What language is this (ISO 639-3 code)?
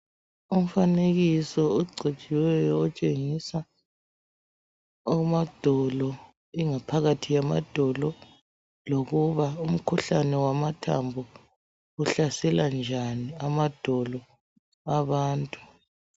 nde